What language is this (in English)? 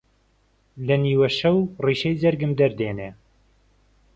Central Kurdish